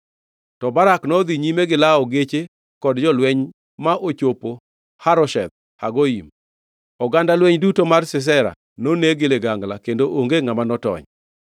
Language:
Luo (Kenya and Tanzania)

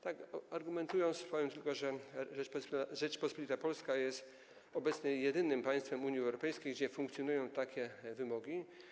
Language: Polish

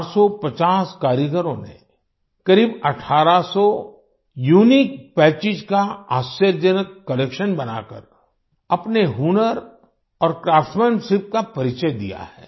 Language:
Hindi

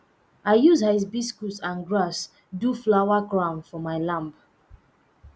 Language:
Nigerian Pidgin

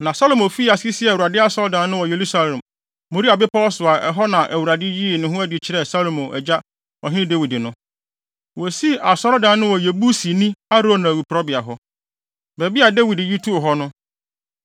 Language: Akan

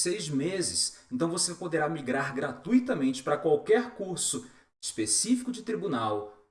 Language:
Portuguese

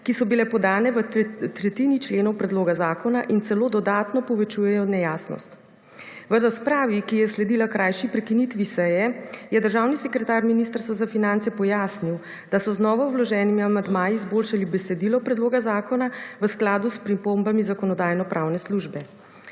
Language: Slovenian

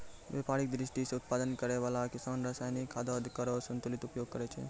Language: Maithili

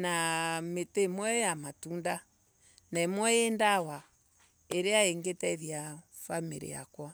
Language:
Embu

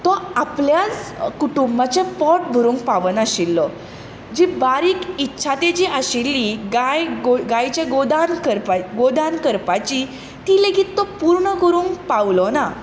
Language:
Konkani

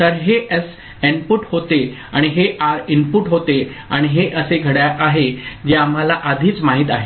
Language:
Marathi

